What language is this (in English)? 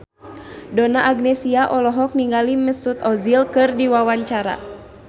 Sundanese